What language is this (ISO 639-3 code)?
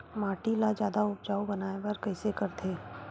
hne